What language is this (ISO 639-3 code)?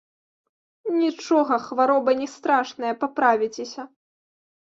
bel